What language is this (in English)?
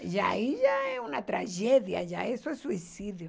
Portuguese